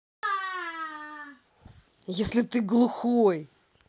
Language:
Russian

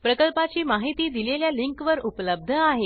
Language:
Marathi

